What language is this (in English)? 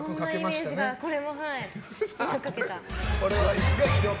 Japanese